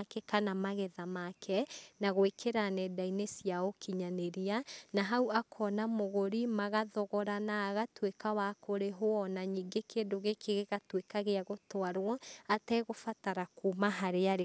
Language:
Kikuyu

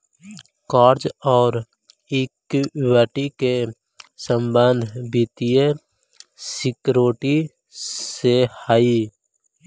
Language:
Magahi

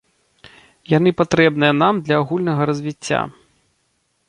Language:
Belarusian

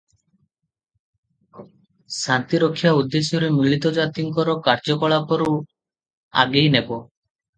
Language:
Odia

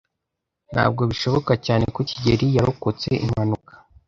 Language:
Kinyarwanda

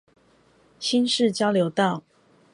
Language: Chinese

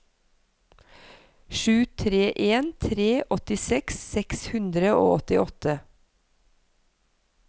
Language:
Norwegian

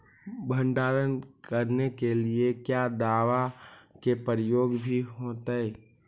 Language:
Magahi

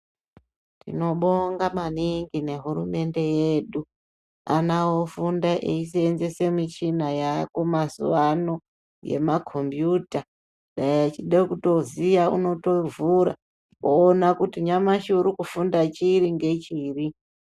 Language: Ndau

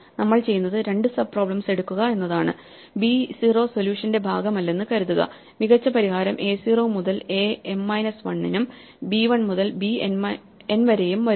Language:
Malayalam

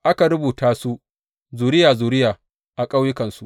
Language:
Hausa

